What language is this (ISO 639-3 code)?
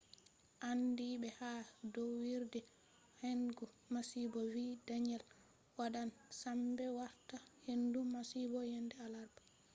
ful